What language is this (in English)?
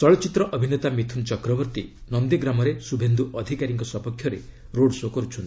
Odia